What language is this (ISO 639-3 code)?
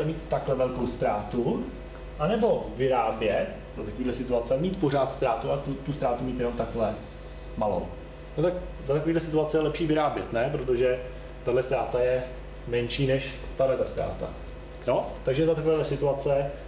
ces